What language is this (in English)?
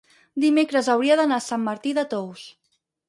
Catalan